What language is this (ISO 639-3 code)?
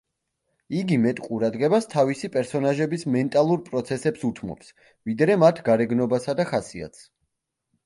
kat